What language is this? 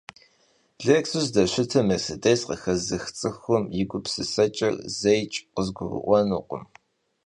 Kabardian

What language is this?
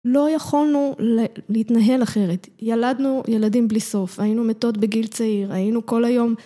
Hebrew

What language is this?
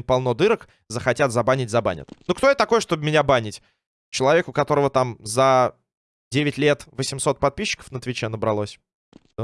Russian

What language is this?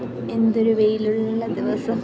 Malayalam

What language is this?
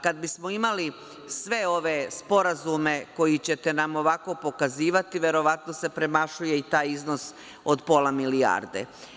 Serbian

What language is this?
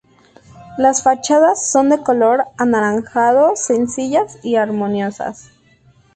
Spanish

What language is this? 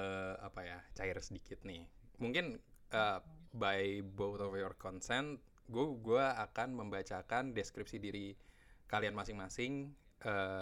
Indonesian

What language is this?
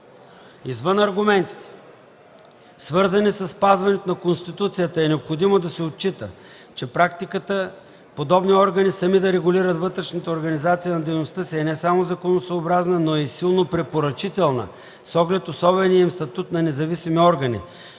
Bulgarian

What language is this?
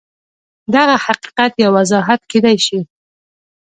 Pashto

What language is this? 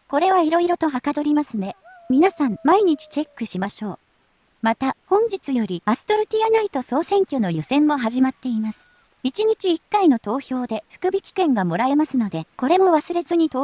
Japanese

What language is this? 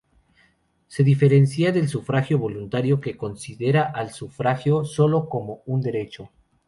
Spanish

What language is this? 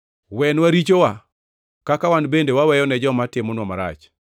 Luo (Kenya and Tanzania)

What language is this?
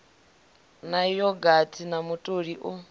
Venda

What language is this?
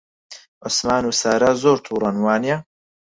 Central Kurdish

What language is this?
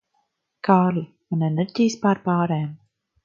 Latvian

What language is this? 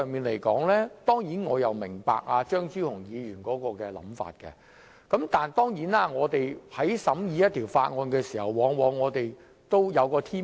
Cantonese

